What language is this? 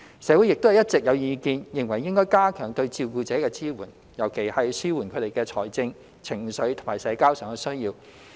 Cantonese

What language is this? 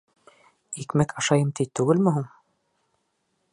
Bashkir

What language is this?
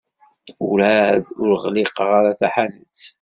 Kabyle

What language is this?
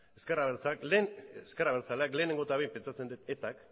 Basque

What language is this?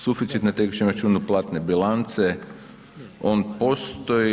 Croatian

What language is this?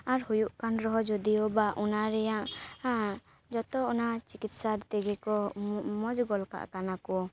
Santali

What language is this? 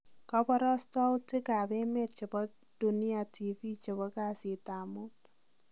Kalenjin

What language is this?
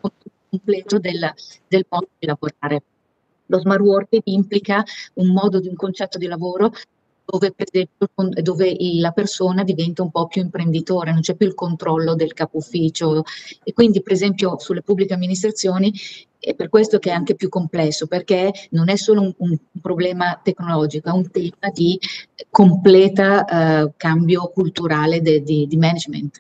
Italian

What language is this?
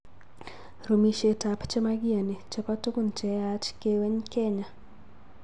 Kalenjin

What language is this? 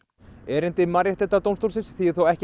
Icelandic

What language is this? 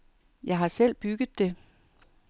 Danish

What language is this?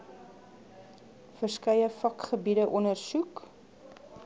Afrikaans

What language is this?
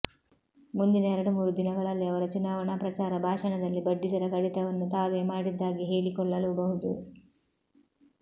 Kannada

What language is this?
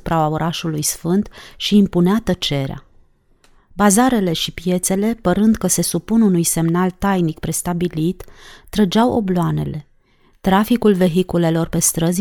Romanian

